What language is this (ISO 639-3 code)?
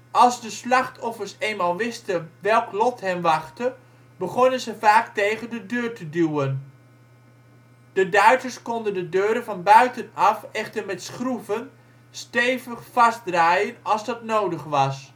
nld